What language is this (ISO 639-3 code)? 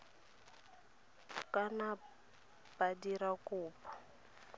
tsn